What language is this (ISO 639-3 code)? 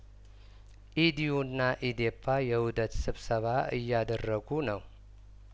amh